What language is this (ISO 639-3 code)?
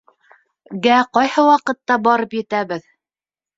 bak